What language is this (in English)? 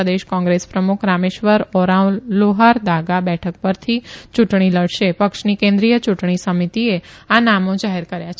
Gujarati